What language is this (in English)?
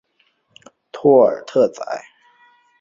Chinese